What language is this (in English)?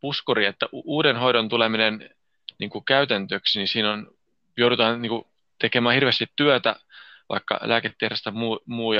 Finnish